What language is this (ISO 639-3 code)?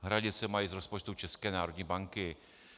ces